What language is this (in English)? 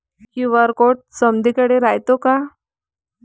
Marathi